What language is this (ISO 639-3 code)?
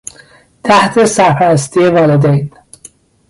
fas